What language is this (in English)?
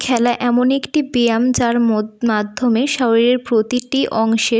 Bangla